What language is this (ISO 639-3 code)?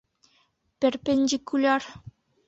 bak